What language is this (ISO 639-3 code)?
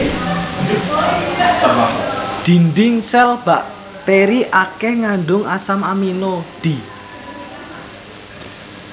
jav